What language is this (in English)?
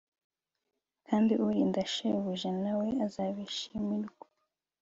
Kinyarwanda